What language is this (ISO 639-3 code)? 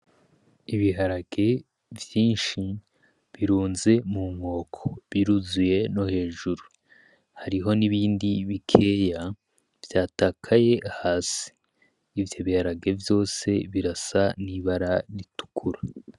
run